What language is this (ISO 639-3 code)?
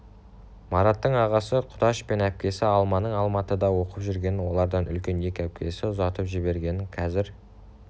kaz